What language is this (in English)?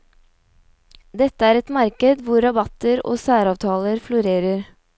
Norwegian